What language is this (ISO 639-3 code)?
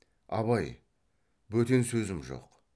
kaz